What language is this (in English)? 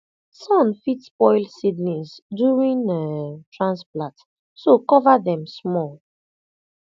Nigerian Pidgin